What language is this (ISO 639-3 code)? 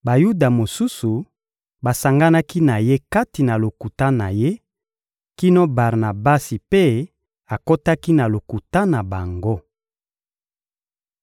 lin